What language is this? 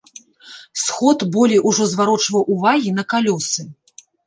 Belarusian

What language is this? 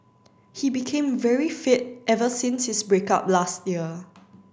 English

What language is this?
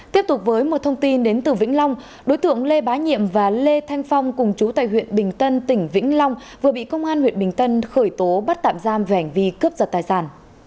Vietnamese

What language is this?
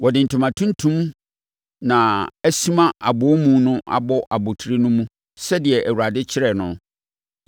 Akan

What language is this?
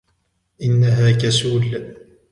Arabic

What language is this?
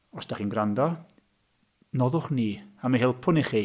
Welsh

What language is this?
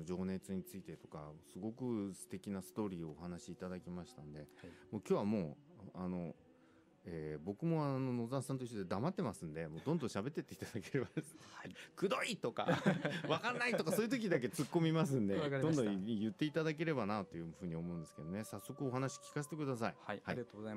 Japanese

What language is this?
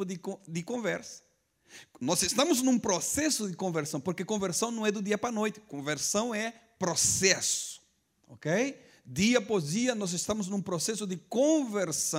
Portuguese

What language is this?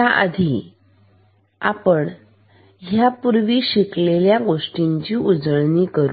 Marathi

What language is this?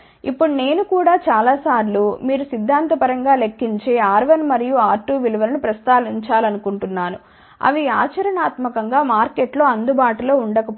Telugu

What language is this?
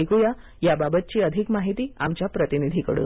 Marathi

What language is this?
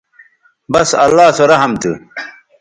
Bateri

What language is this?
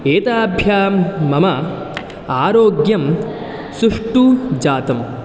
Sanskrit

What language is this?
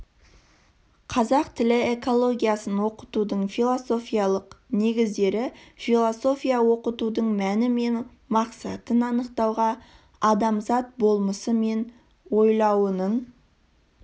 Kazakh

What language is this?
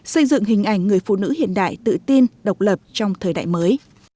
Vietnamese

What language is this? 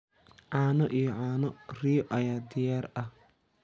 Somali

